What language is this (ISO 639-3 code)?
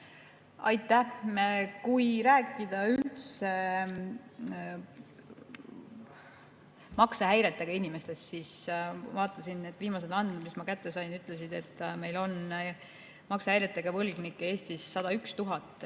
est